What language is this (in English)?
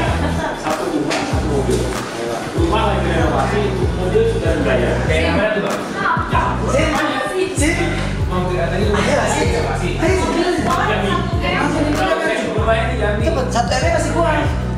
Indonesian